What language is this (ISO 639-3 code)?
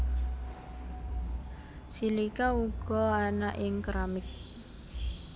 jav